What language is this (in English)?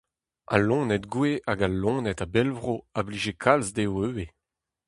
Breton